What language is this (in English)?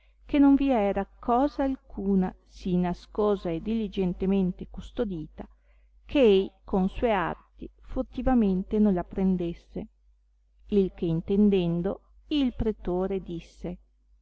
Italian